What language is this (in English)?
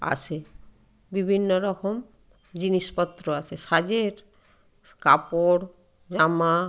Bangla